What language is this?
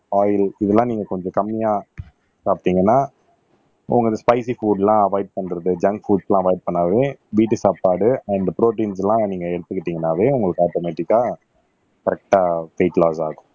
Tamil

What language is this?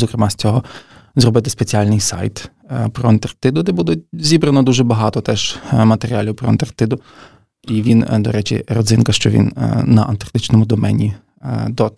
Ukrainian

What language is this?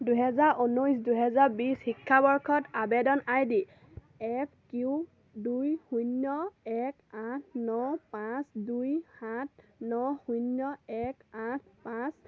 Assamese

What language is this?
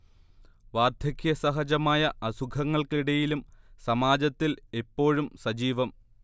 Malayalam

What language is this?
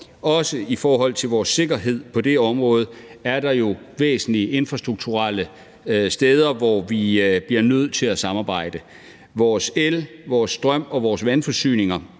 Danish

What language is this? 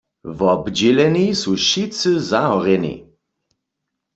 Upper Sorbian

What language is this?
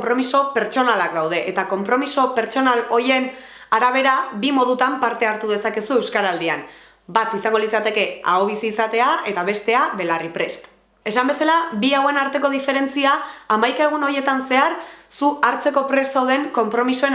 Basque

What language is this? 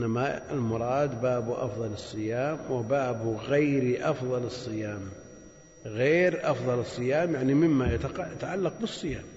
Arabic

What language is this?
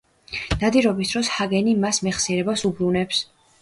Georgian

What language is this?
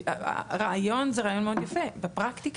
Hebrew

